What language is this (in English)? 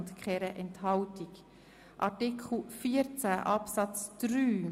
Swiss German